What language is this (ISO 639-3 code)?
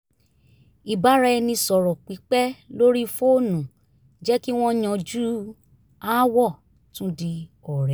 yor